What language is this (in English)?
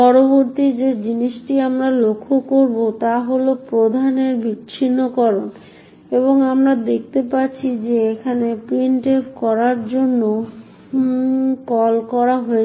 Bangla